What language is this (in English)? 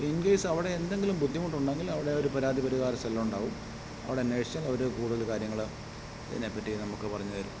Malayalam